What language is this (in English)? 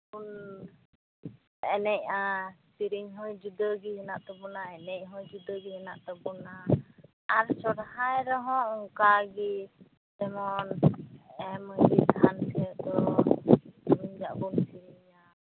Santali